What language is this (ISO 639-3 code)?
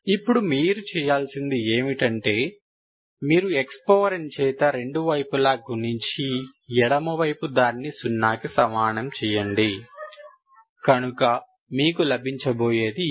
tel